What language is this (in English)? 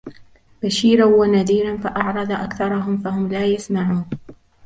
Arabic